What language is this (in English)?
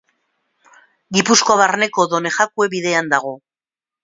Basque